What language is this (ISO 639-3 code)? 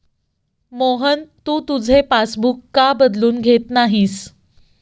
mar